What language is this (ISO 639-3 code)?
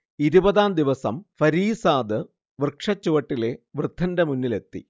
mal